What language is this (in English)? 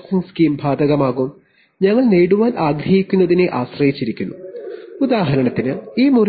Malayalam